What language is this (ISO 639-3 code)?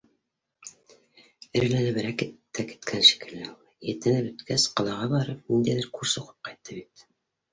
bak